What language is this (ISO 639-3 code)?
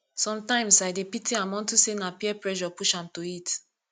pcm